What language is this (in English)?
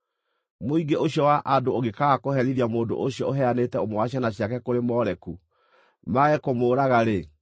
Kikuyu